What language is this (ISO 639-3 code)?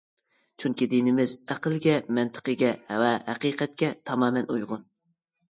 uig